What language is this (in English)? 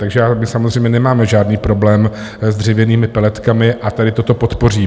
Czech